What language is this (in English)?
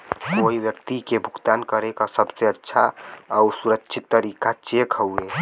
Bhojpuri